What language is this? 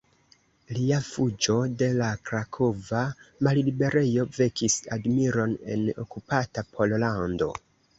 Esperanto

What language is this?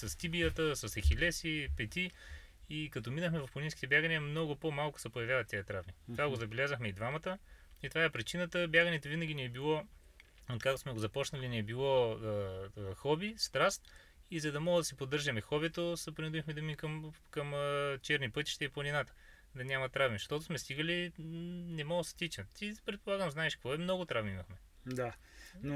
Bulgarian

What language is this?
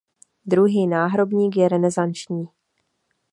Czech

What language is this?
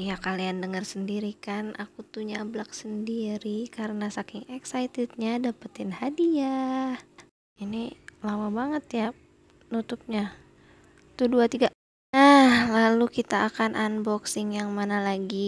Indonesian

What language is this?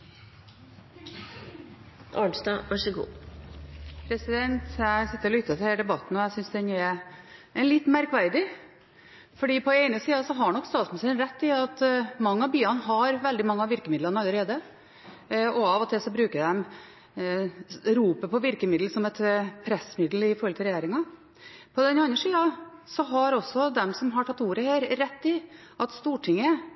Norwegian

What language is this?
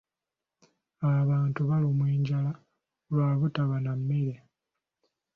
Ganda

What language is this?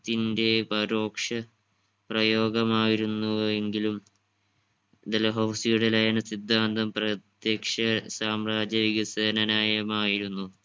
Malayalam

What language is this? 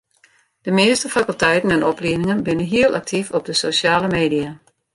Western Frisian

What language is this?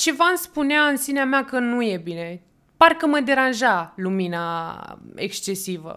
Romanian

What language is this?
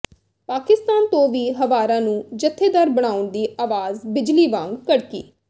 Punjabi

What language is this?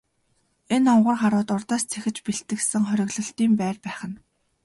Mongolian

